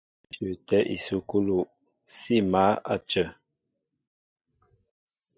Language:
Mbo (Cameroon)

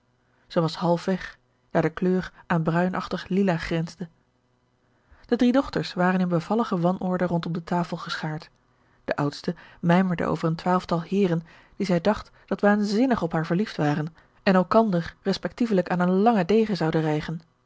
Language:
Dutch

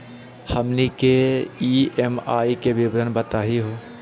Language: Magahi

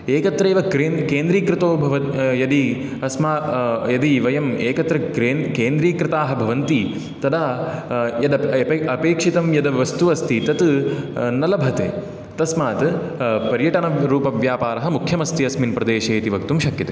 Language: Sanskrit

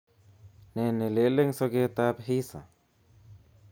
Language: Kalenjin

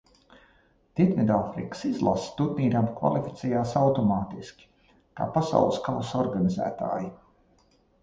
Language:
Latvian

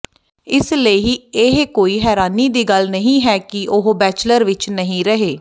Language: Punjabi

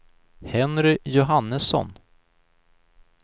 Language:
Swedish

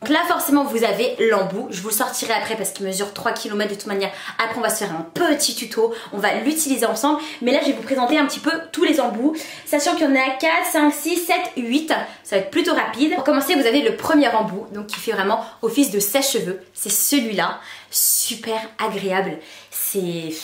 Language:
French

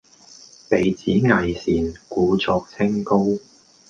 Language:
Cantonese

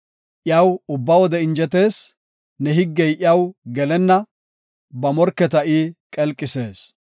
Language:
Gofa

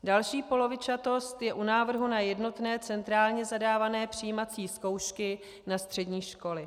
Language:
Czech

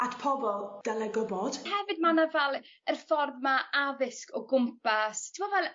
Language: Welsh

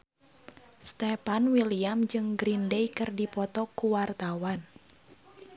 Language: Sundanese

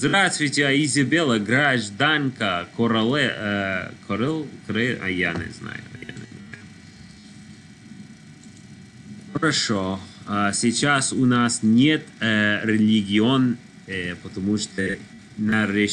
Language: Russian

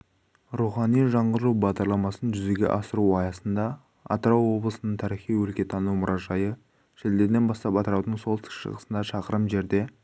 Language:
Kazakh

